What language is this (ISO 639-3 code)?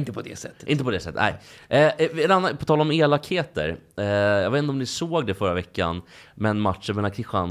swe